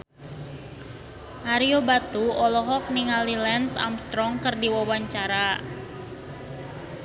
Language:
Sundanese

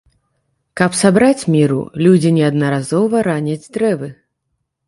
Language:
Belarusian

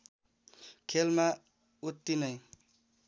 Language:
Nepali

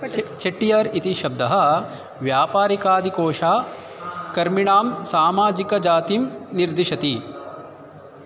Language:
Sanskrit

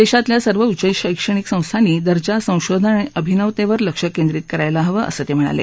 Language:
Marathi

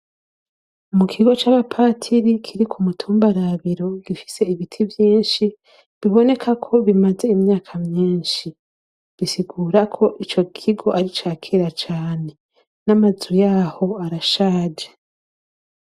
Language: Rundi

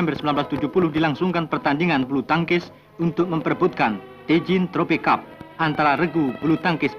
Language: Indonesian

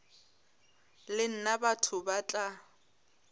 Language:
Northern Sotho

